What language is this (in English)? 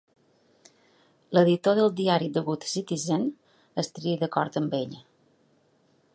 Catalan